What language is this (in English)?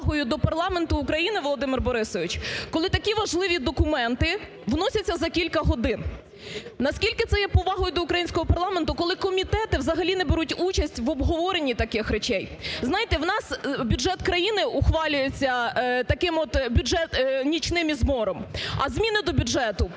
Ukrainian